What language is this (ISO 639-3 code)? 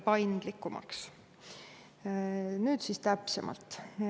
est